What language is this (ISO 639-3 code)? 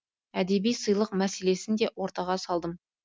kaz